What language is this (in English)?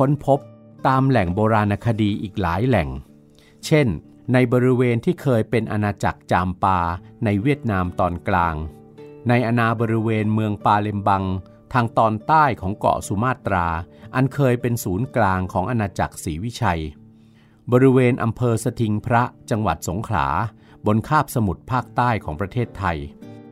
Thai